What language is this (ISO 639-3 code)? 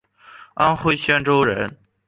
zho